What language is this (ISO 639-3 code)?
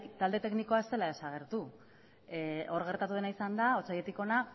eus